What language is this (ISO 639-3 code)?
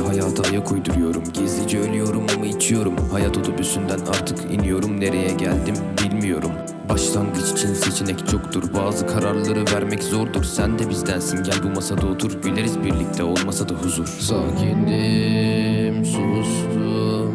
tur